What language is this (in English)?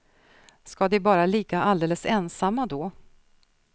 Swedish